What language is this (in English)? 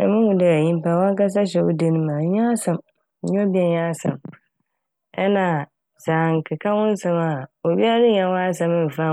Akan